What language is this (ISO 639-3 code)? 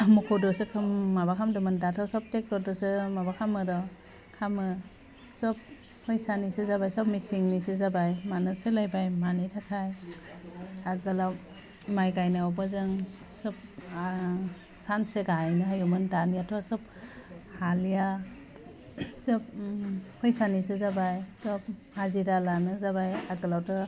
brx